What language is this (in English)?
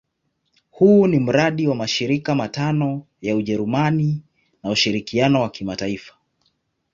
Swahili